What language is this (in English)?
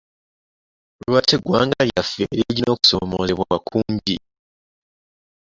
Ganda